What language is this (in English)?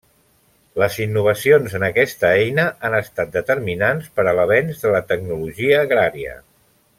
Catalan